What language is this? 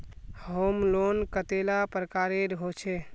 Magahi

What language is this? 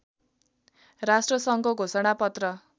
Nepali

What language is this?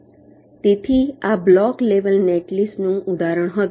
Gujarati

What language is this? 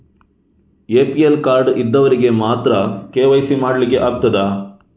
Kannada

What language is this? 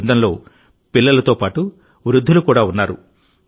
Telugu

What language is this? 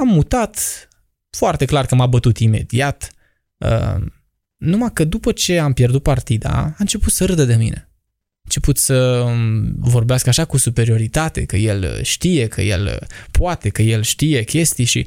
Romanian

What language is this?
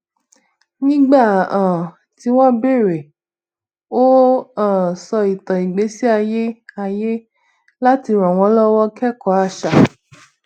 Yoruba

